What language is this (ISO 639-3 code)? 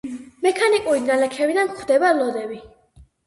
kat